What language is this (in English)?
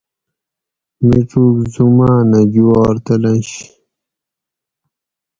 Gawri